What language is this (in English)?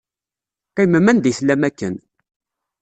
Kabyle